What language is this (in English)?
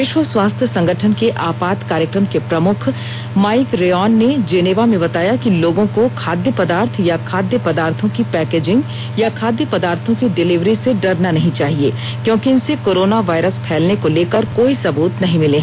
Hindi